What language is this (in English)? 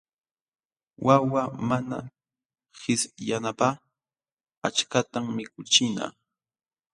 Jauja Wanca Quechua